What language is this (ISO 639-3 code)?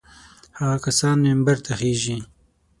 pus